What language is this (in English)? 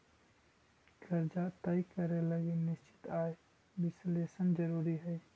Magahi